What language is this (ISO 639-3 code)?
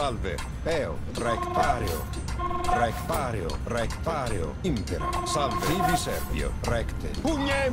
ita